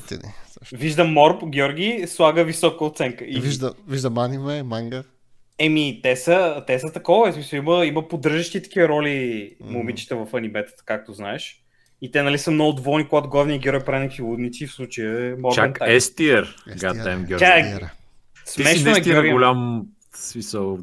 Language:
Bulgarian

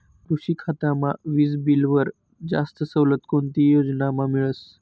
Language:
Marathi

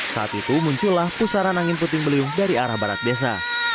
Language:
Indonesian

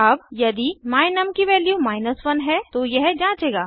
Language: Hindi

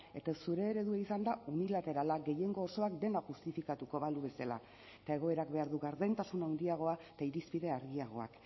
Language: Basque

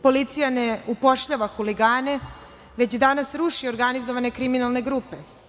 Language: Serbian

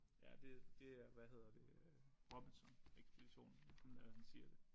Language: Danish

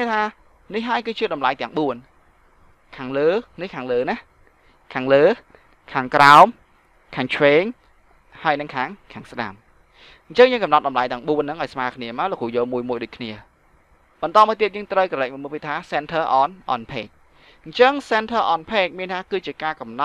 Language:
Vietnamese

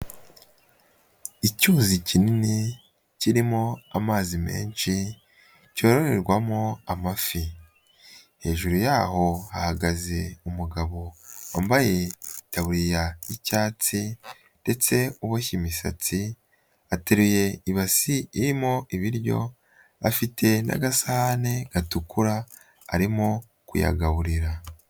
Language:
Kinyarwanda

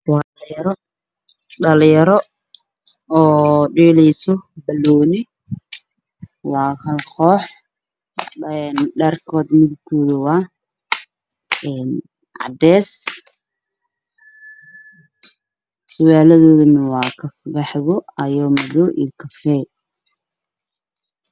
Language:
Somali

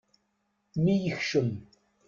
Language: Kabyle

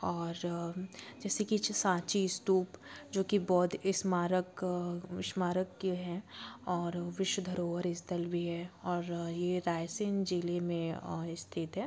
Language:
Hindi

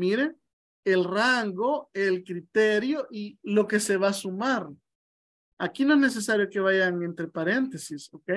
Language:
Spanish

